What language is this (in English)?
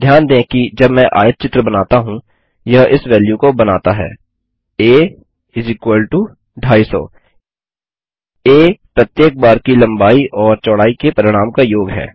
Hindi